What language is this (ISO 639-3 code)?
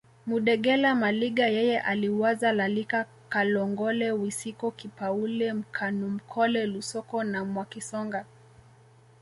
swa